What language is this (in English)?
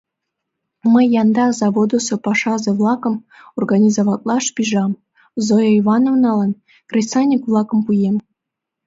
Mari